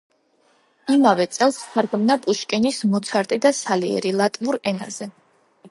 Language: Georgian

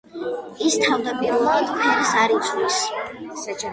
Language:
Georgian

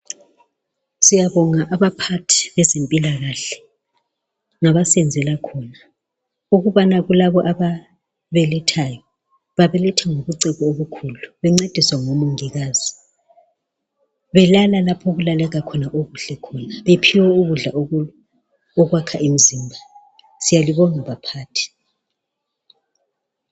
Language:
North Ndebele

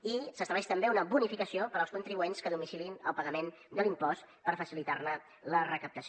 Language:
Catalan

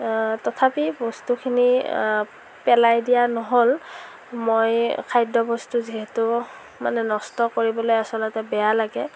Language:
Assamese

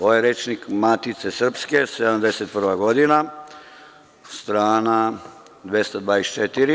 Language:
Serbian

